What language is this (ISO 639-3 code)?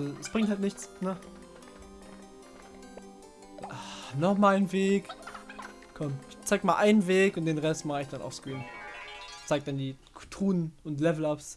deu